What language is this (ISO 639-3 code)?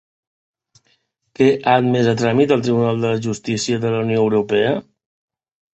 cat